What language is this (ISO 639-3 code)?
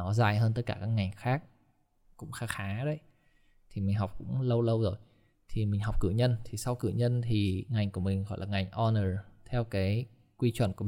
vie